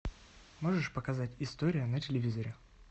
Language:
Russian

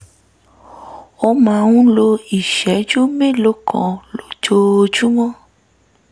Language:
Yoruba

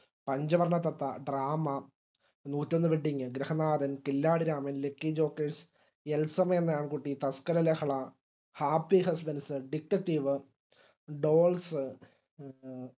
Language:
Malayalam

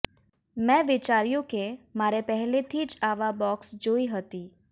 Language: Gujarati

